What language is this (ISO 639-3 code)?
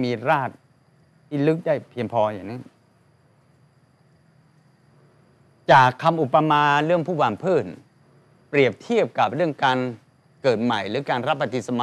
tha